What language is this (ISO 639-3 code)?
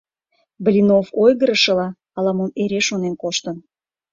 chm